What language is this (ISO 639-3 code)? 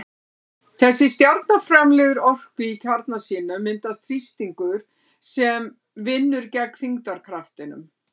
isl